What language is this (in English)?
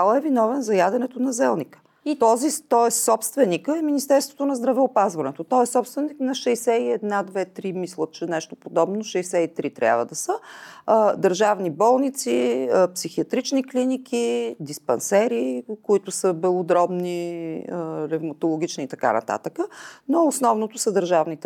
Bulgarian